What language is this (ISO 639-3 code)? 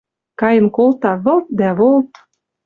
mrj